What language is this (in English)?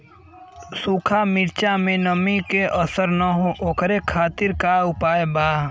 Bhojpuri